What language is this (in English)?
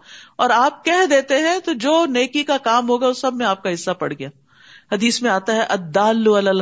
Urdu